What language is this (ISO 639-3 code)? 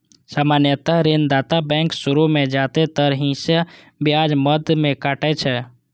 mai